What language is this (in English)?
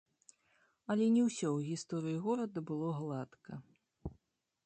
Belarusian